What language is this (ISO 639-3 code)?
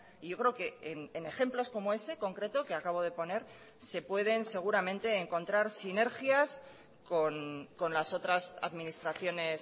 spa